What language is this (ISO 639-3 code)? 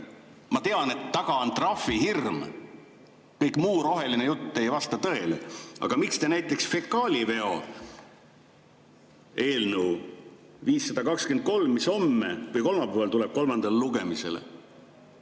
est